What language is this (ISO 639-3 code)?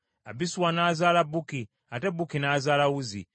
lug